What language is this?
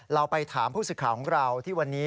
Thai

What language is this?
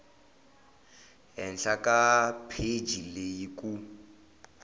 Tsonga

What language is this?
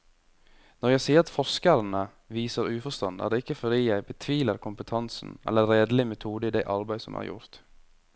Norwegian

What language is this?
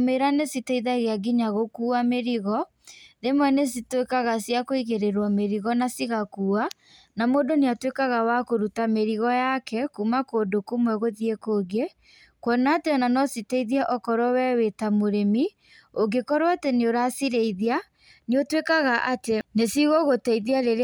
Kikuyu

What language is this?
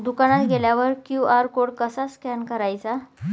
Marathi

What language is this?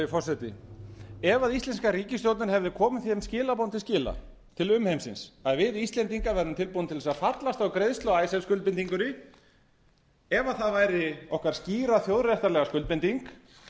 Icelandic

